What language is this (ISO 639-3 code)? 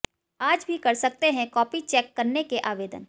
hin